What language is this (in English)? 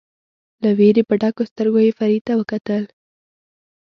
Pashto